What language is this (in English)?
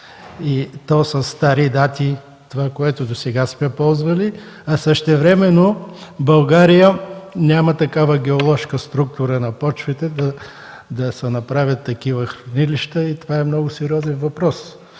Bulgarian